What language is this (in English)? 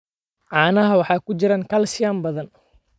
Somali